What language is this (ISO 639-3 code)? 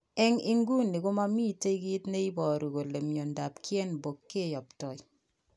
kln